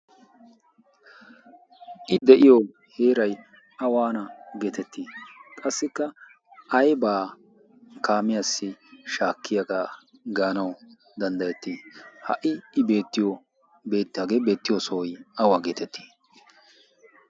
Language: Wolaytta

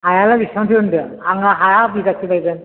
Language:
Bodo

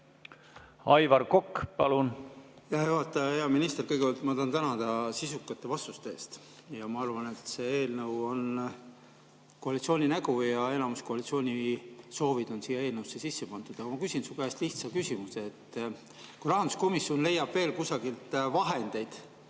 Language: Estonian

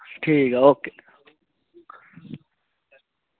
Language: Dogri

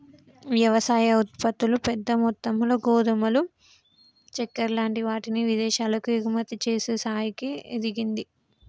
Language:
Telugu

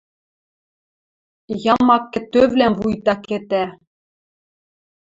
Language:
Western Mari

